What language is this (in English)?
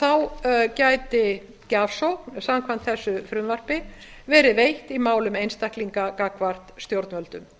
Icelandic